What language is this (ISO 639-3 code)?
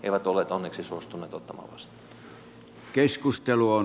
fin